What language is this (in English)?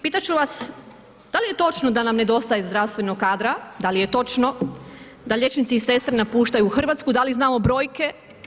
Croatian